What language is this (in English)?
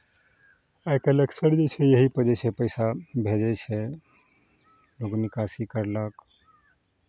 Maithili